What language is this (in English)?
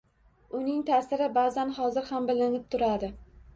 Uzbek